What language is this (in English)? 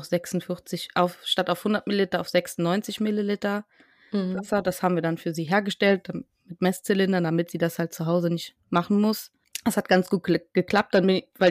German